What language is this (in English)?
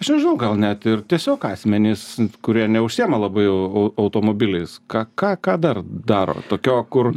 Lithuanian